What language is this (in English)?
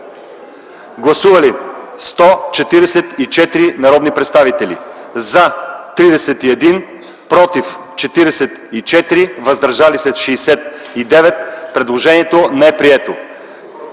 Bulgarian